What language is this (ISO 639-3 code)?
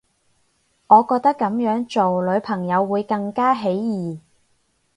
yue